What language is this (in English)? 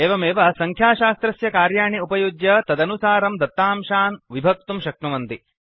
Sanskrit